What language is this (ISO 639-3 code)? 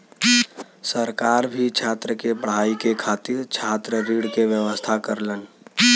bho